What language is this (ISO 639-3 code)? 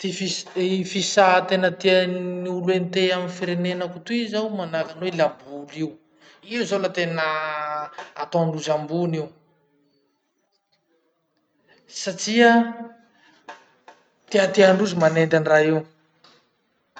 msh